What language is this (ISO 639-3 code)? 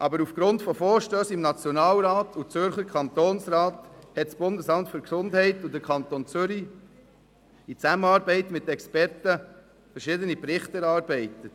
gsw